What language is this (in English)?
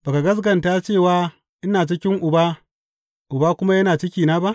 Hausa